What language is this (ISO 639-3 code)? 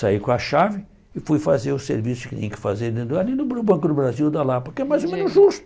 por